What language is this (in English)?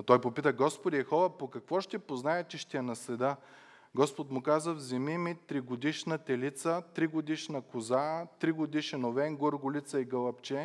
Bulgarian